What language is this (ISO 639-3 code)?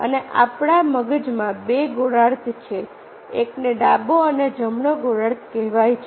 guj